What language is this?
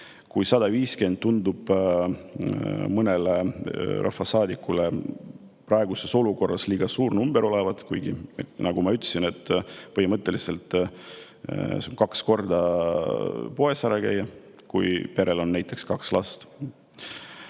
Estonian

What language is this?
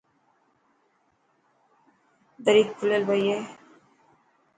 Dhatki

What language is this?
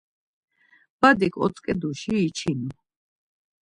Laz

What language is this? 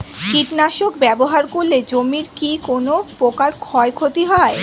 Bangla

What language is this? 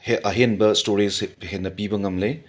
Manipuri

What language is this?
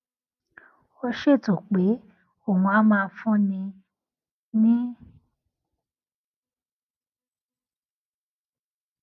Yoruba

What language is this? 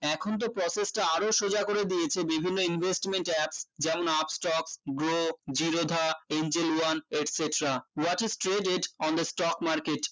Bangla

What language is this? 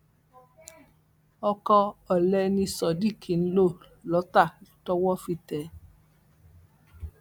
Yoruba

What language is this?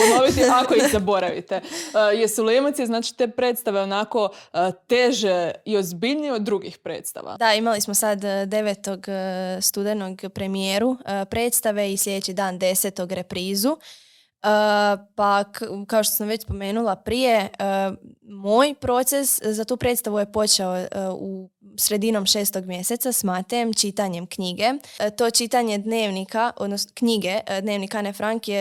Croatian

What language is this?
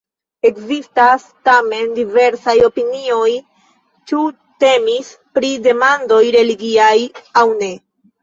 Esperanto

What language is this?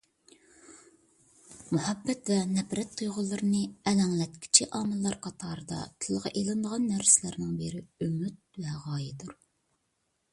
Uyghur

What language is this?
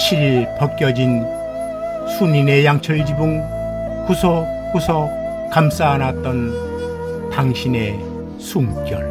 Korean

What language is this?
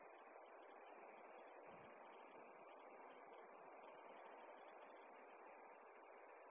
Bangla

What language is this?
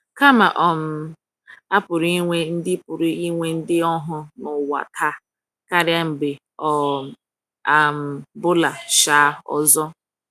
Igbo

